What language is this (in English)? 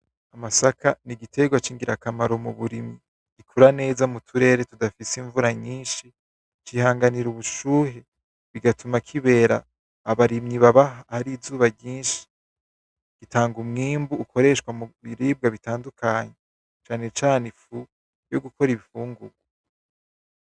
Rundi